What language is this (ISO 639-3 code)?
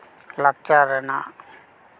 sat